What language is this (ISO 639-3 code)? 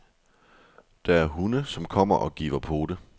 dan